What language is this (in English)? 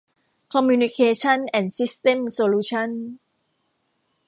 Thai